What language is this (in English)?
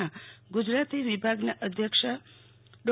Gujarati